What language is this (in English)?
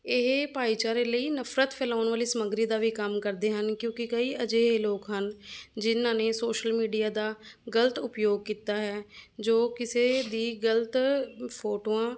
Punjabi